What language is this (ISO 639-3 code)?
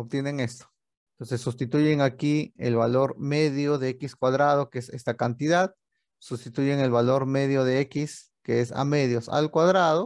spa